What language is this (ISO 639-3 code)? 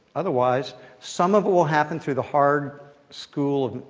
eng